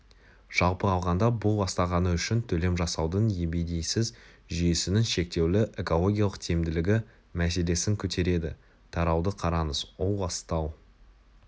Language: Kazakh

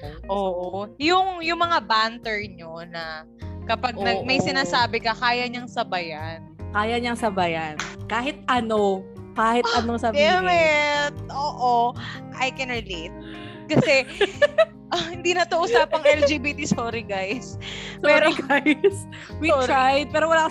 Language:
Filipino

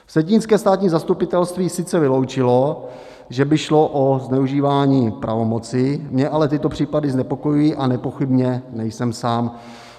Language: Czech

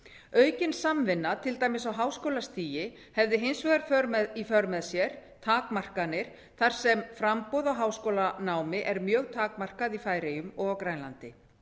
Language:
Icelandic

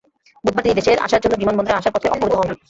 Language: Bangla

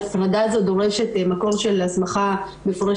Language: Hebrew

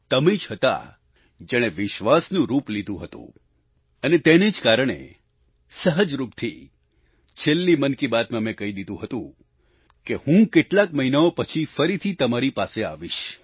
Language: Gujarati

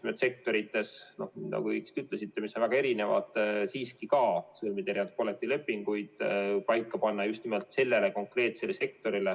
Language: Estonian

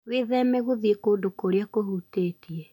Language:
Kikuyu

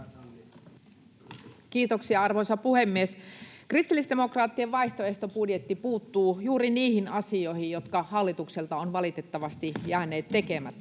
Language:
Finnish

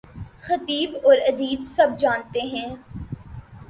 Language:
Urdu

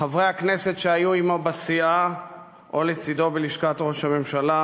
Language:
Hebrew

